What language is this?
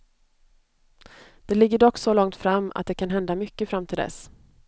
Swedish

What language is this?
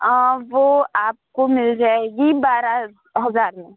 Urdu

